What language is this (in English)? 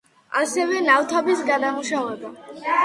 Georgian